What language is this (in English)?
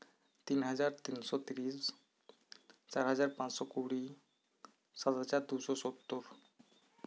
Santali